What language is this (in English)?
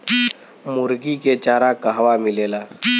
Bhojpuri